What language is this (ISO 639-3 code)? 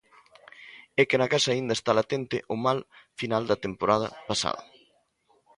glg